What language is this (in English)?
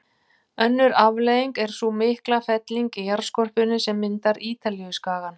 Icelandic